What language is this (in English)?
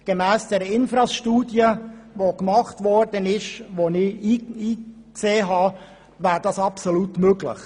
Swiss German